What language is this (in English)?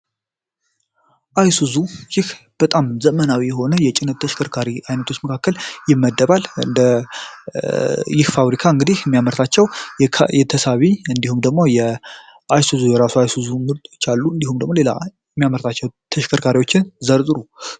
Amharic